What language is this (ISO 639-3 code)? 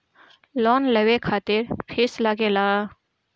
bho